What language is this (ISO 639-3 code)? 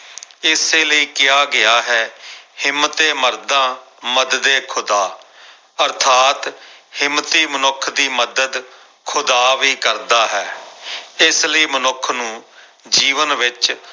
pan